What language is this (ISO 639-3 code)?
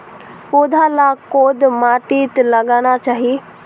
mag